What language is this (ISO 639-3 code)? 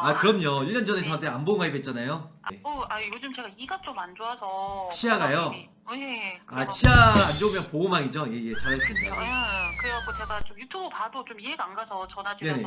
kor